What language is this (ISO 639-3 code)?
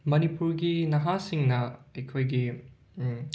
mni